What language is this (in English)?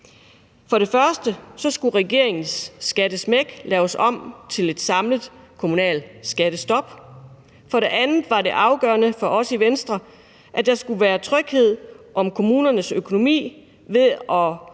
Danish